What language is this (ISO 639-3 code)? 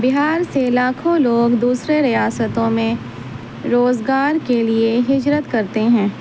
urd